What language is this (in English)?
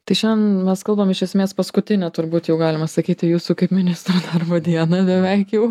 Lithuanian